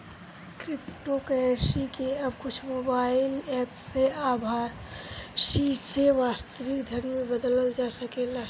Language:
Bhojpuri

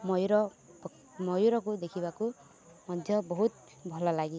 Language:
Odia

